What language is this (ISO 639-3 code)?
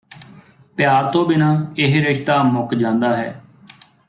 pan